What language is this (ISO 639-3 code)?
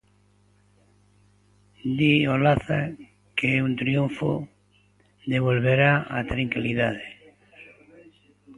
glg